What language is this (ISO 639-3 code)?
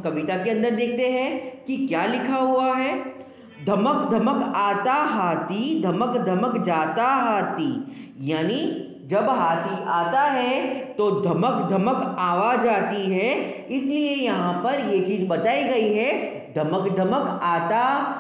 hin